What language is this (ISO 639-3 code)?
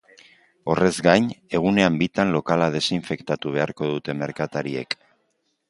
eus